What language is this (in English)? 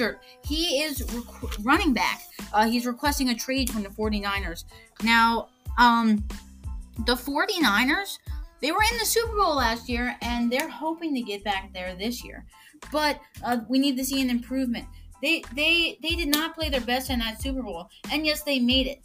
English